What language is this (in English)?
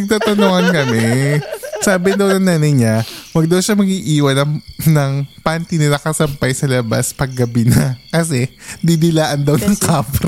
Filipino